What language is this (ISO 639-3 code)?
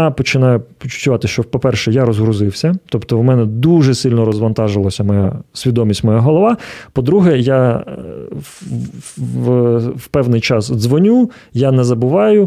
ukr